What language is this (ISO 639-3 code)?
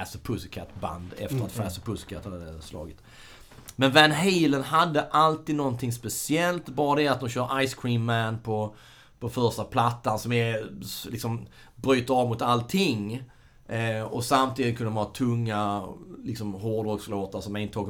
swe